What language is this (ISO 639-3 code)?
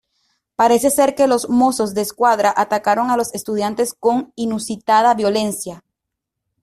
spa